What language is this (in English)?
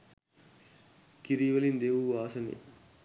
Sinhala